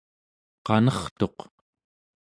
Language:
Central Yupik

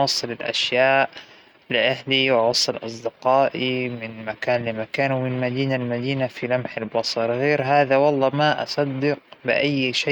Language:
Hijazi Arabic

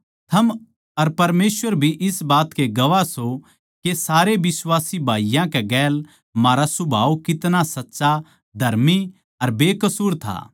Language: Haryanvi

